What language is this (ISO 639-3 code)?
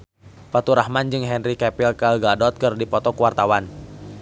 sun